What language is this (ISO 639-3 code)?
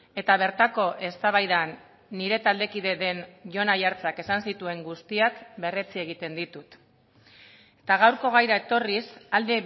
eus